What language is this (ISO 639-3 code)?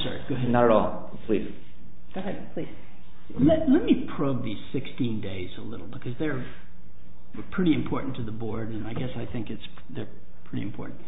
eng